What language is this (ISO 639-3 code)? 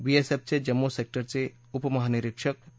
mar